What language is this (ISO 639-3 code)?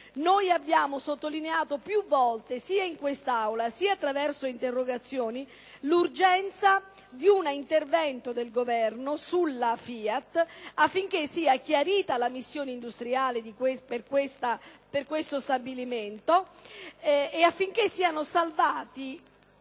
ita